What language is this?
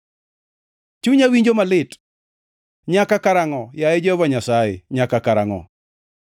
Luo (Kenya and Tanzania)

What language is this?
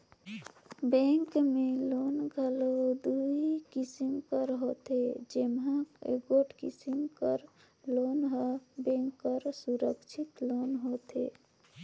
Chhattisgarhi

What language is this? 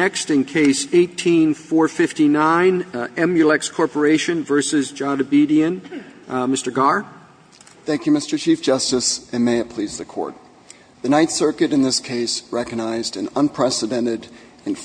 English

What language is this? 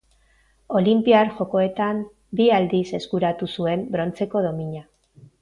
Basque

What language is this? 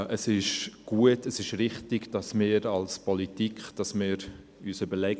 Swiss German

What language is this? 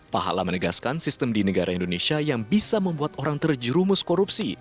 Indonesian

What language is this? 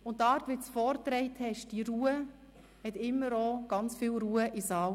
Swiss German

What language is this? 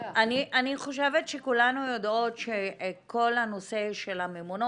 Hebrew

